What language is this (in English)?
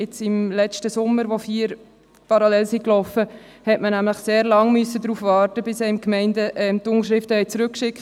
Swiss German